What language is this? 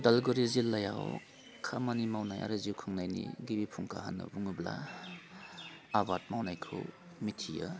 Bodo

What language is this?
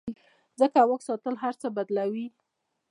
Pashto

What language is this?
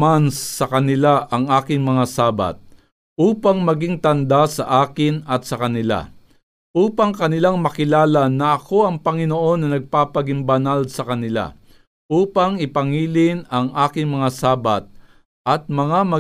Filipino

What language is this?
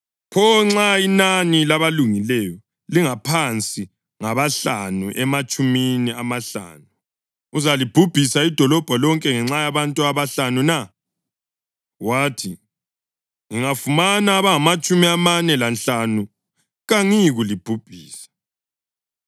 North Ndebele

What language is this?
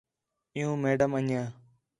Khetrani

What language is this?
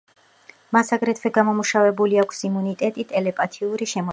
Georgian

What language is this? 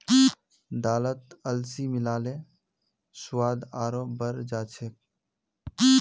Magahi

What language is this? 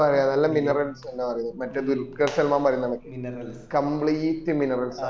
Malayalam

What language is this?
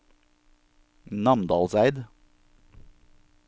Norwegian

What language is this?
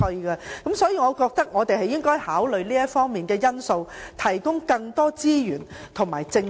Cantonese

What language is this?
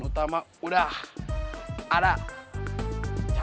Indonesian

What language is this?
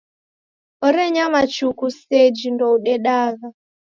Taita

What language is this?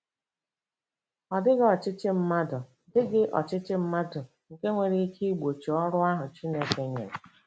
Igbo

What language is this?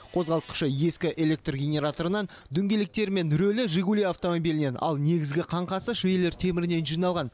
Kazakh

